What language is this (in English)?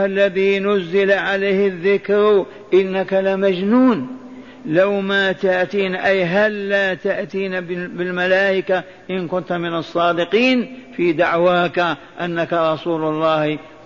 Arabic